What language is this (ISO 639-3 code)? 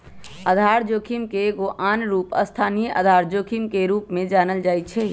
mag